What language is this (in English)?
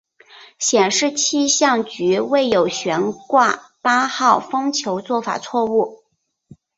Chinese